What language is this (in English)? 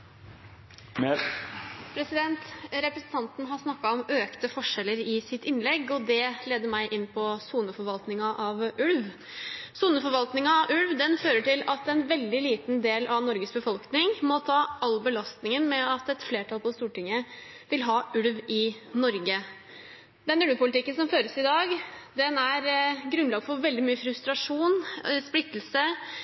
Norwegian